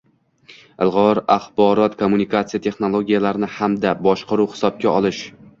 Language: Uzbek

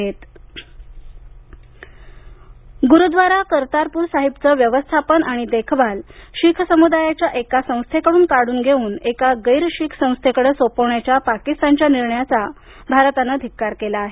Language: Marathi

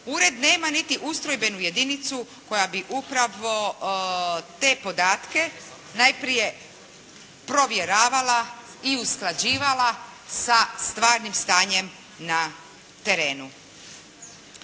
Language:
Croatian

